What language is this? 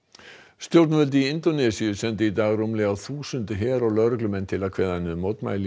Icelandic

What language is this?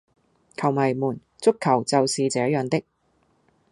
Cantonese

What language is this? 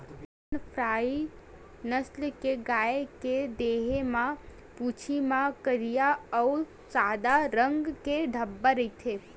Chhattisgarhi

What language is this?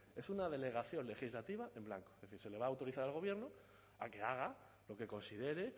Spanish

